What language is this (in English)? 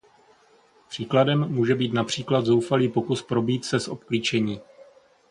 Czech